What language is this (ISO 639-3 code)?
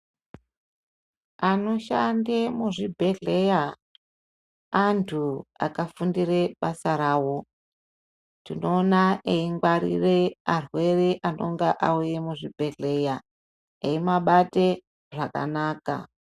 ndc